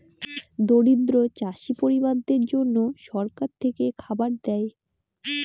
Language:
Bangla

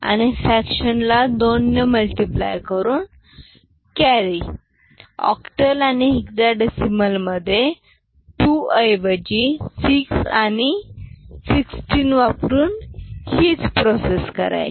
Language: Marathi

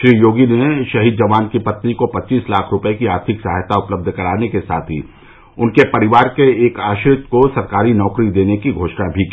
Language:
Hindi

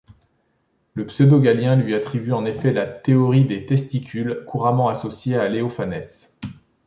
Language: French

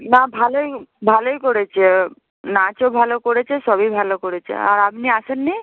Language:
Bangla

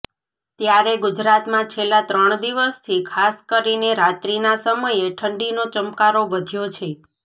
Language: Gujarati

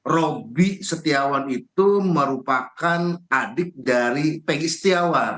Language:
Indonesian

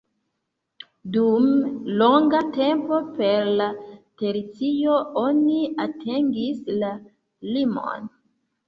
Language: Esperanto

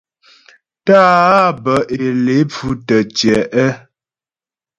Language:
Ghomala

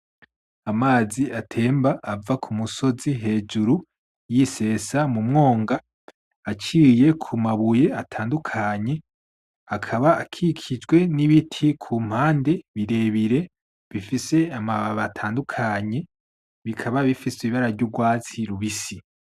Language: Rundi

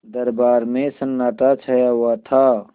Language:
Hindi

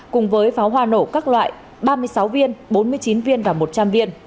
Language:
Vietnamese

